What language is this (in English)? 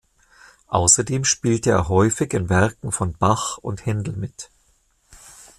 German